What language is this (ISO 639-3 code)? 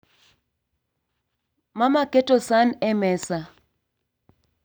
luo